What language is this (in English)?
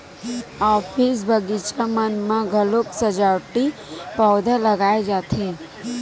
Chhattisgarhi